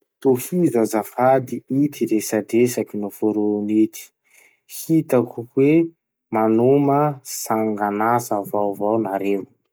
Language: Masikoro Malagasy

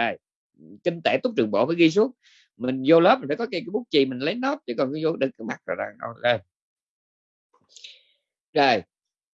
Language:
Vietnamese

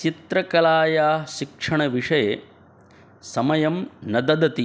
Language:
Sanskrit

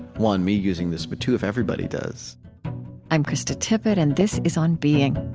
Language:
English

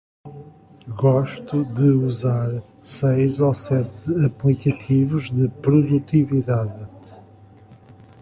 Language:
Portuguese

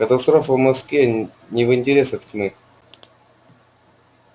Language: Russian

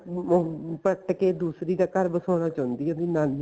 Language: Punjabi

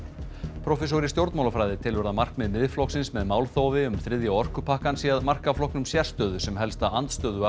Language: Icelandic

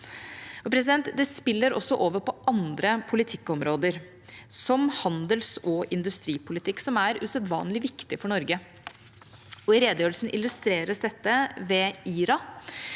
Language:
Norwegian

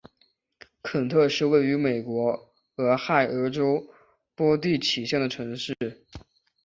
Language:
Chinese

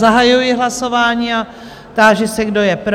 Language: Czech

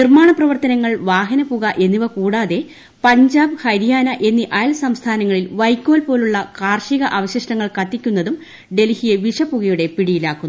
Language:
Malayalam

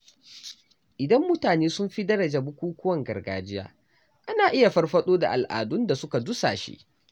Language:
Hausa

